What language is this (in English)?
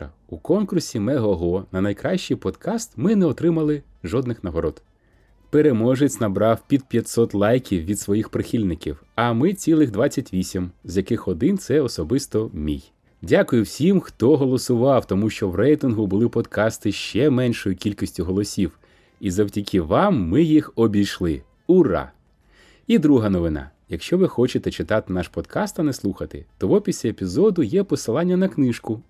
Ukrainian